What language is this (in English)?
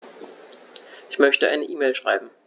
German